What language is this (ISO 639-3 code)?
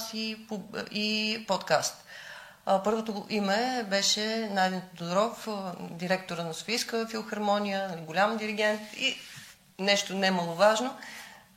bul